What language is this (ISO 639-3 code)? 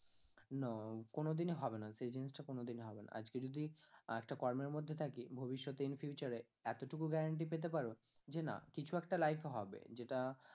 ben